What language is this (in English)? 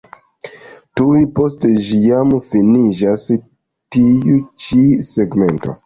Esperanto